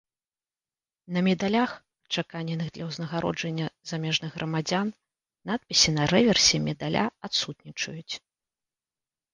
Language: Belarusian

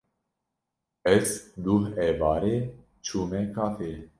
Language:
Kurdish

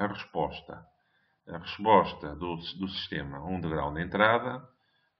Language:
Portuguese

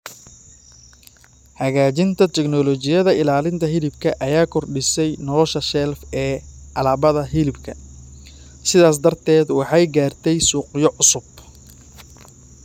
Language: Somali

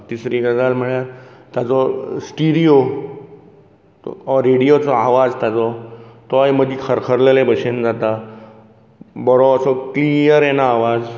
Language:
Konkani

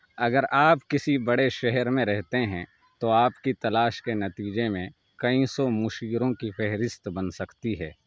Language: Urdu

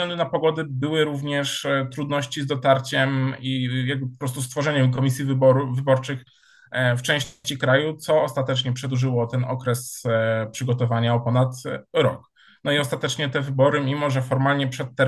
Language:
Polish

